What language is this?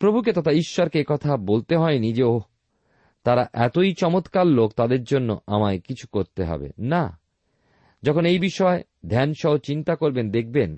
Bangla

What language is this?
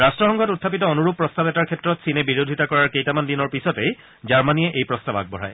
Assamese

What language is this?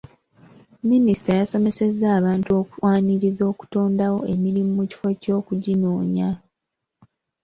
Ganda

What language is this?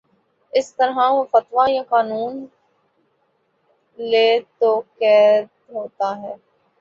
Urdu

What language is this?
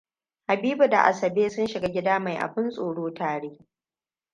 Hausa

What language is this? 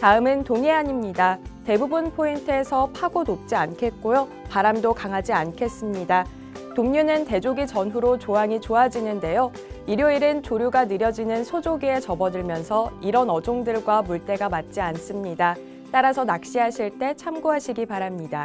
Korean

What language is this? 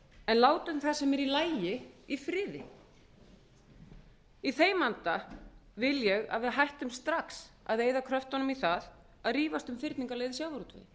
Icelandic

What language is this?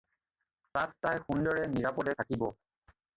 Assamese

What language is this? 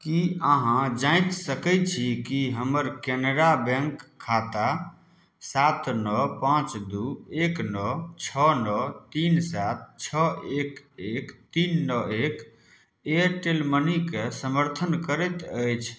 Maithili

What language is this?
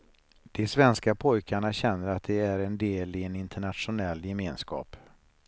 Swedish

